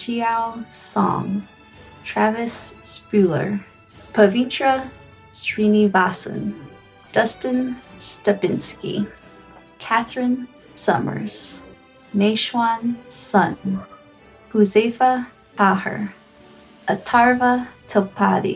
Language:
English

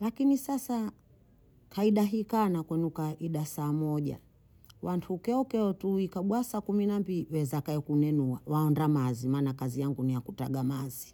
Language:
Bondei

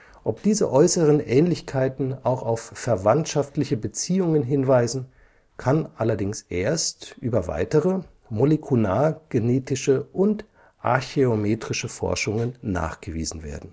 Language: German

